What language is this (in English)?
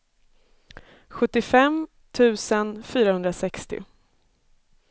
Swedish